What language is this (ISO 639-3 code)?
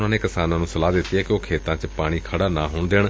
pan